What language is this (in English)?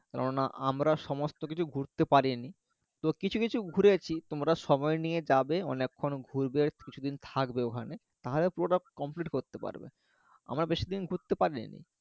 Bangla